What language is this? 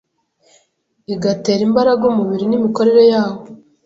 Kinyarwanda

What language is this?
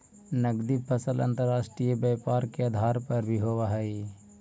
Magahi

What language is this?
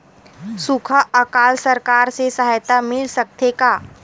Chhattisgarhi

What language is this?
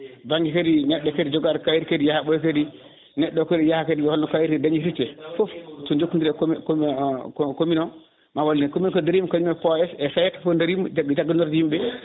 Fula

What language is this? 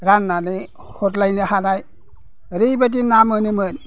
Bodo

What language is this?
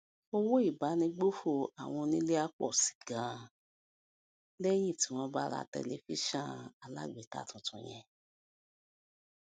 Yoruba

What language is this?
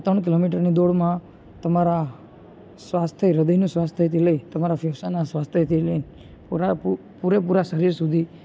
Gujarati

